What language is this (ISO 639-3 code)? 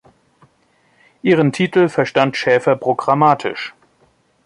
deu